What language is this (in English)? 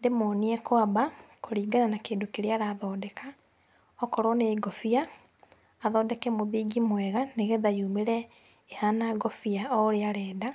Kikuyu